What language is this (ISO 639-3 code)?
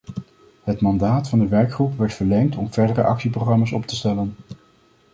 nld